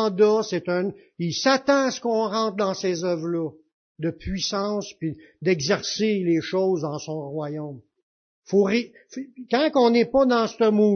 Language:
French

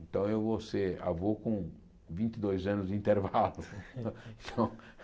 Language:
Portuguese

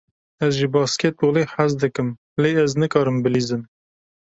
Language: Kurdish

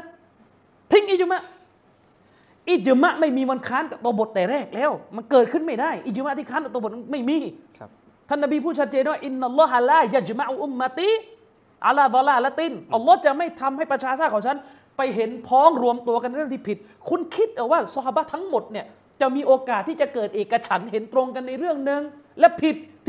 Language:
Thai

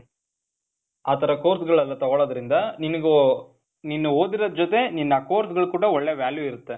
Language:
Kannada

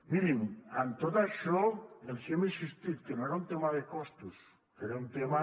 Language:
Catalan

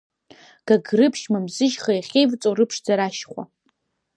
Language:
Abkhazian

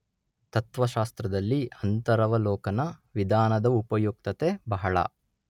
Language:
Kannada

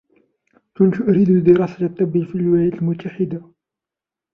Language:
Arabic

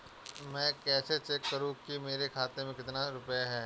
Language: Hindi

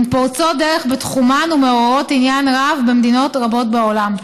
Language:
Hebrew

